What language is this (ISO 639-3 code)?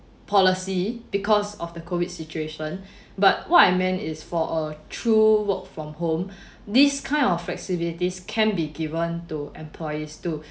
eng